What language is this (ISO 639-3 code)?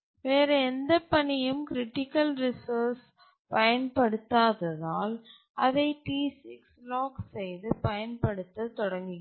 tam